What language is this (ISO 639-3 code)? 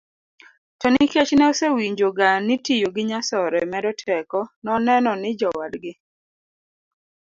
luo